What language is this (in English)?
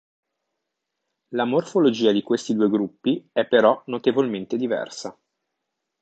Italian